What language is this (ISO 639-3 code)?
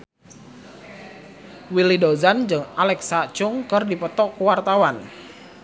sun